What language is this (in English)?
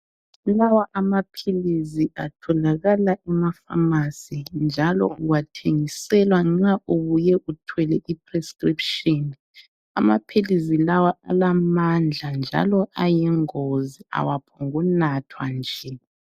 North Ndebele